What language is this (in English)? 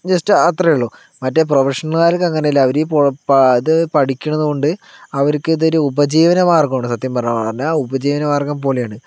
Malayalam